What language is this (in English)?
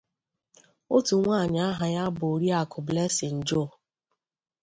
Igbo